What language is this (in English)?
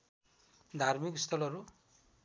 Nepali